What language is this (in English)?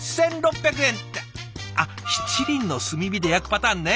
Japanese